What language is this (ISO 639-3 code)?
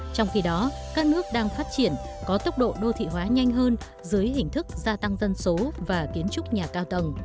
vie